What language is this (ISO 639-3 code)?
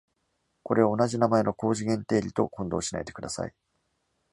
jpn